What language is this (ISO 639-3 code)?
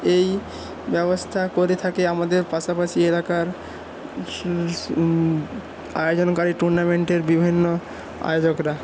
ben